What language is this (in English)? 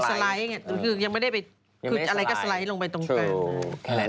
Thai